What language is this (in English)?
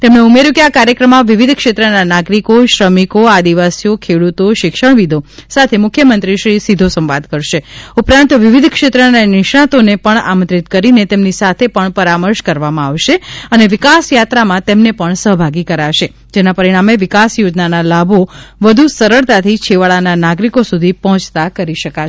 Gujarati